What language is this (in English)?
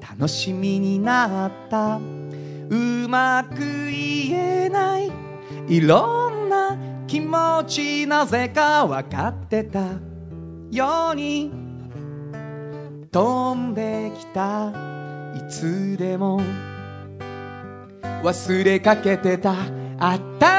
Japanese